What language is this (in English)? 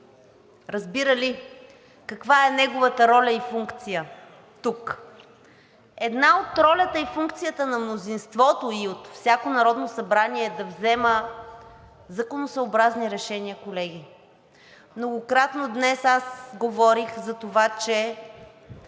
Bulgarian